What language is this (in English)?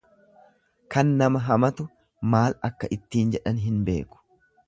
Oromo